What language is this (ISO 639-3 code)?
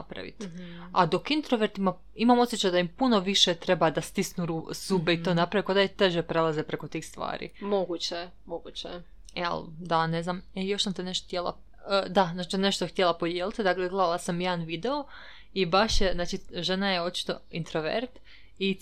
hrv